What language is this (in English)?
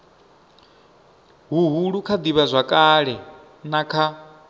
Venda